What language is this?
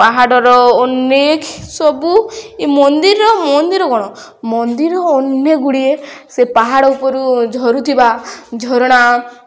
Odia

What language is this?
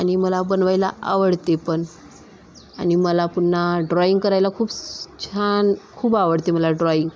Marathi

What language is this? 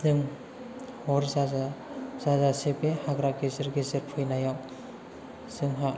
Bodo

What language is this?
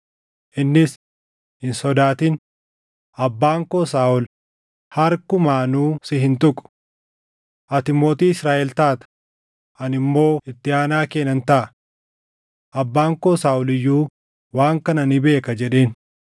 Oromo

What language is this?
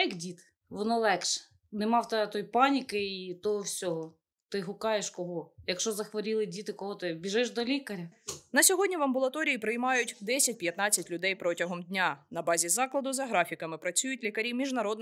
Ukrainian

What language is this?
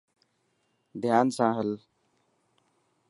Dhatki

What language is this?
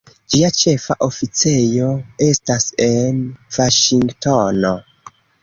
Esperanto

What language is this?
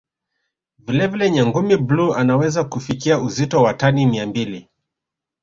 Swahili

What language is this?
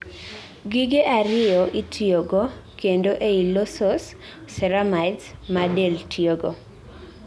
Luo (Kenya and Tanzania)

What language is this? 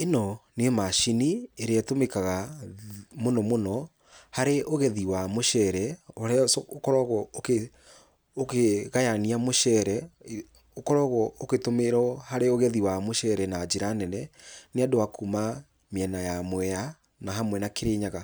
Kikuyu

